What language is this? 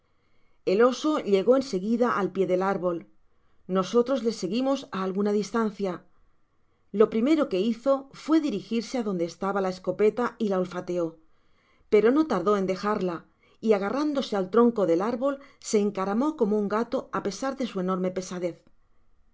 Spanish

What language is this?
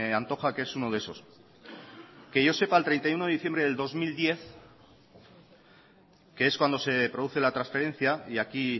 Spanish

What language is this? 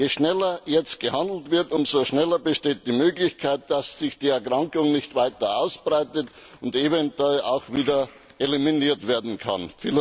German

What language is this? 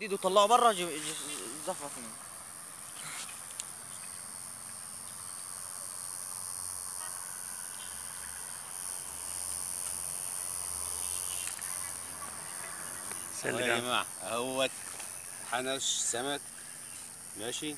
Arabic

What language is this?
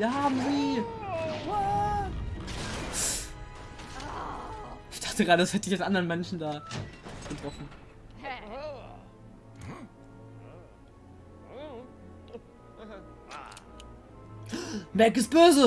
German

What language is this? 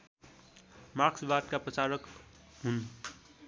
Nepali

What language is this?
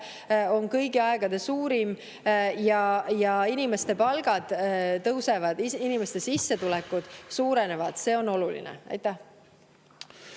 Estonian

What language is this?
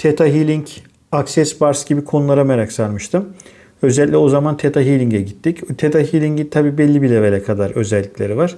Turkish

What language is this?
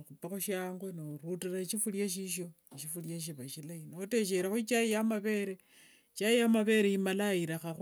Wanga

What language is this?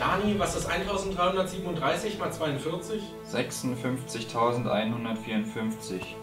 German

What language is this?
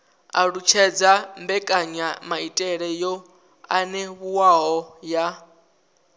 Venda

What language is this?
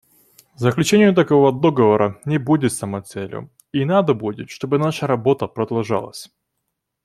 Russian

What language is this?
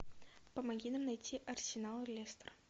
Russian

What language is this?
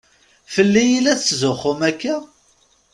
Kabyle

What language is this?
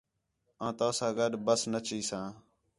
Khetrani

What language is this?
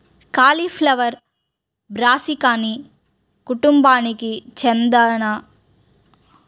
Telugu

